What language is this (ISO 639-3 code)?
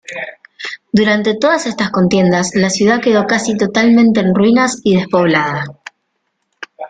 spa